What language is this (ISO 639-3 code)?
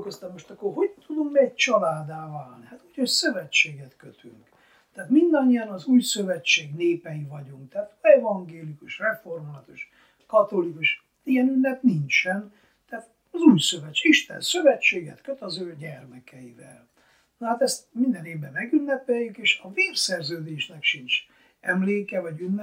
hun